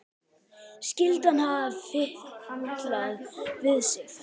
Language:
Icelandic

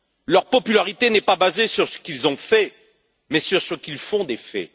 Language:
French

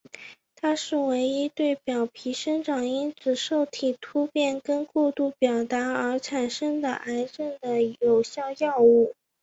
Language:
Chinese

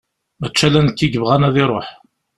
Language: Kabyle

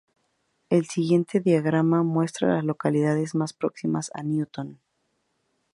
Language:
Spanish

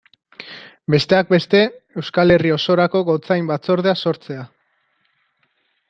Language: Basque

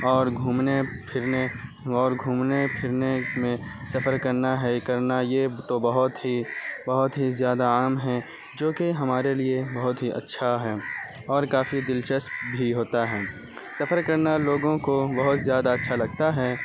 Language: Urdu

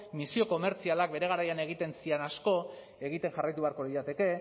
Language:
Basque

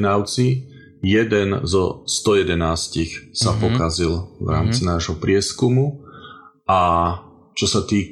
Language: Slovak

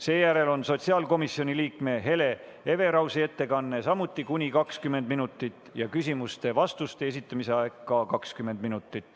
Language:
Estonian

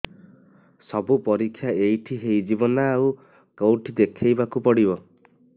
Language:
Odia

